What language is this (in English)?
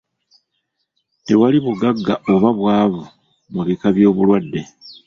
Ganda